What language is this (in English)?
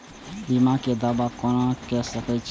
Maithili